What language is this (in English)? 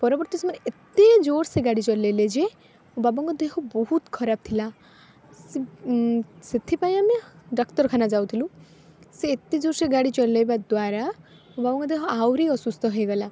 Odia